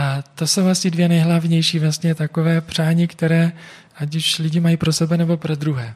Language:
Czech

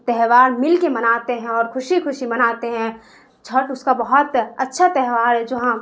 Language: Urdu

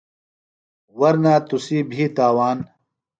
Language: Phalura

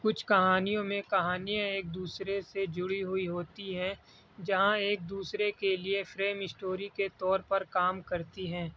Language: Urdu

